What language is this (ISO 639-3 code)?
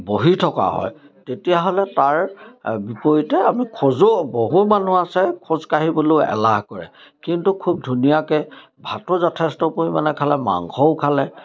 asm